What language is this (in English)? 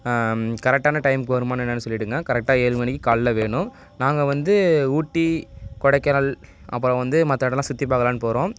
Tamil